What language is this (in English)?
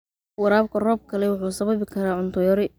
Somali